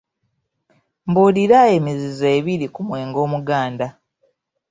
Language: Ganda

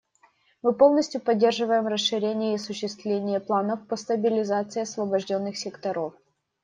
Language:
Russian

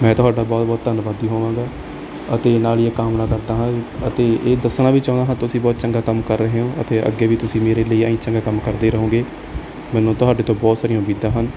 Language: Punjabi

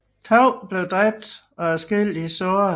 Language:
Danish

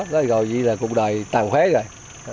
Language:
Vietnamese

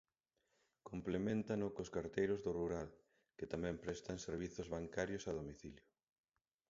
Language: Galician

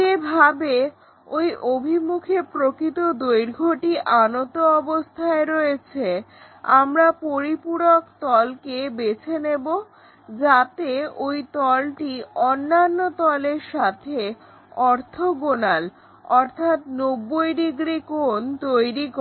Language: Bangla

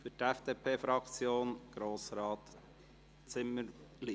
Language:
Swiss German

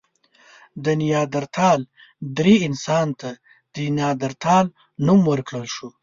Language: Pashto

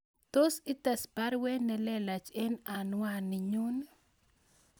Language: Kalenjin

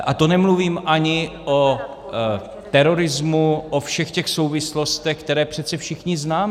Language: Czech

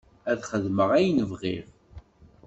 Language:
Kabyle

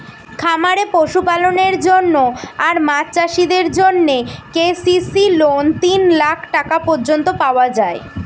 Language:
Bangla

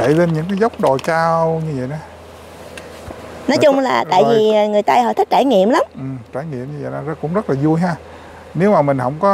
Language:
Vietnamese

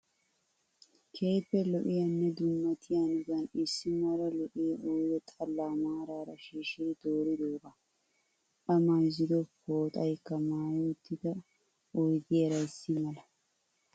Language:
Wolaytta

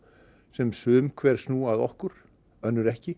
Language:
Icelandic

